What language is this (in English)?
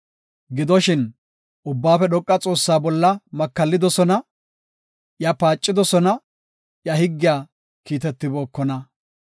Gofa